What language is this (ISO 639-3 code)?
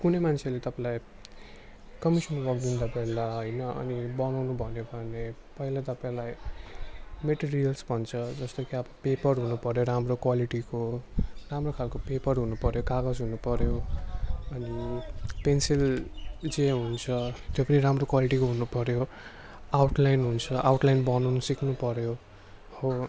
nep